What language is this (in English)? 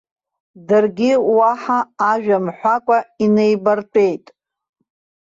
Abkhazian